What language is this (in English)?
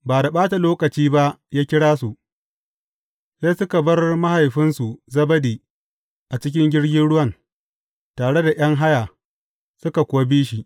Hausa